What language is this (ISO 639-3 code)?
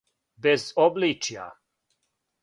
srp